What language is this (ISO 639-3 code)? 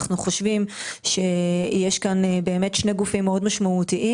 heb